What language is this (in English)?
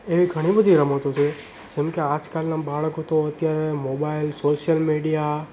Gujarati